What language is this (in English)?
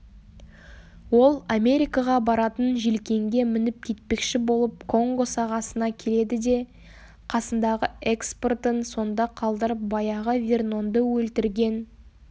Kazakh